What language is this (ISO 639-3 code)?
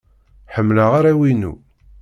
kab